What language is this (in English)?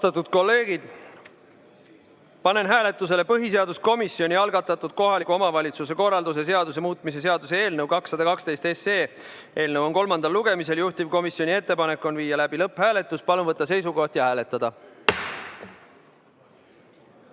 Estonian